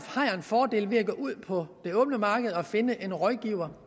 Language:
Danish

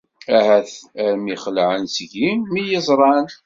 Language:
Kabyle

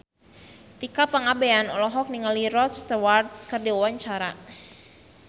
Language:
Sundanese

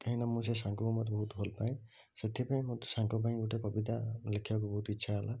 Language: Odia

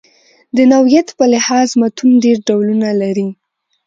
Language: Pashto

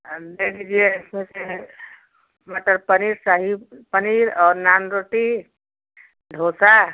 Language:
Hindi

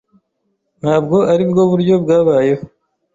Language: Kinyarwanda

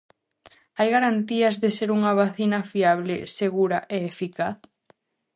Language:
Galician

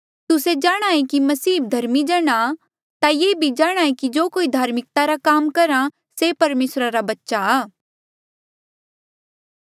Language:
Mandeali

